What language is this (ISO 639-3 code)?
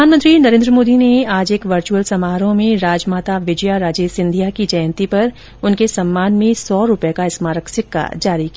hin